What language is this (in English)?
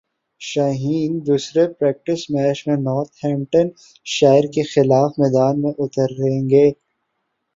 Urdu